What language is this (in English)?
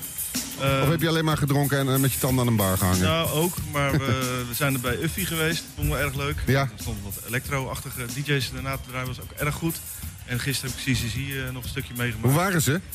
Dutch